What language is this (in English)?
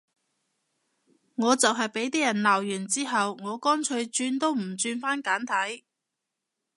Cantonese